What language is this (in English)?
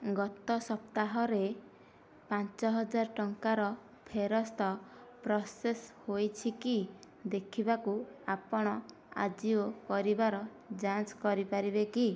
Odia